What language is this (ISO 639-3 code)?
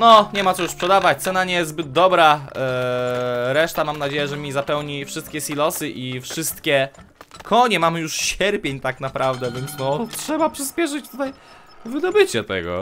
pol